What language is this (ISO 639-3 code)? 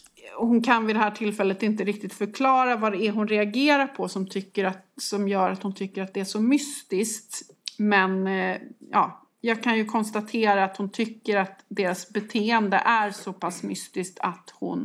swe